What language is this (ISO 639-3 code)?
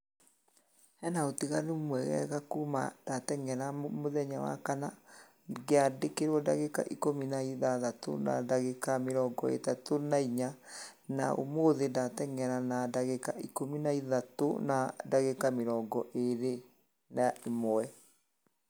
kik